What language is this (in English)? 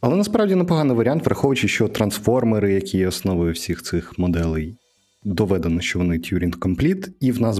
Ukrainian